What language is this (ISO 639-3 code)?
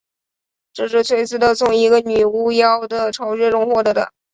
zho